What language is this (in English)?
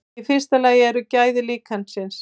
Icelandic